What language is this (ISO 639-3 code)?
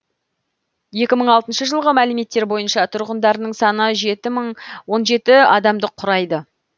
kaz